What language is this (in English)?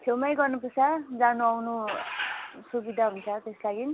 Nepali